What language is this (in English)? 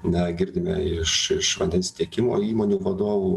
Lithuanian